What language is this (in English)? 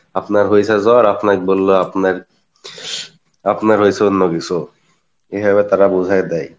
Bangla